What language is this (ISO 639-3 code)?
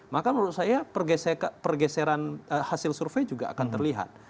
ind